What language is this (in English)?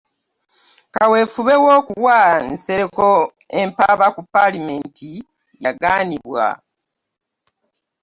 Ganda